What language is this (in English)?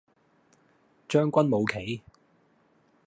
Cantonese